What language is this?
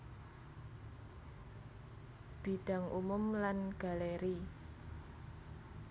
Javanese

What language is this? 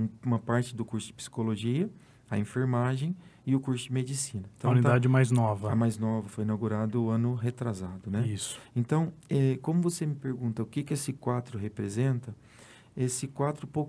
Portuguese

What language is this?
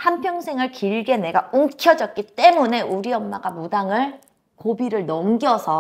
Korean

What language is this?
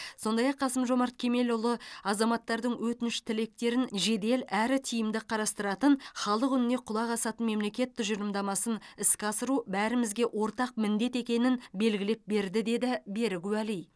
Kazakh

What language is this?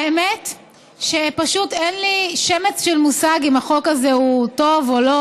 Hebrew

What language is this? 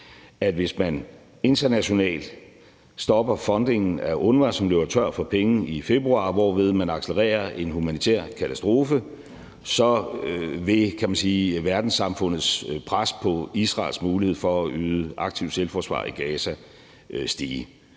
Danish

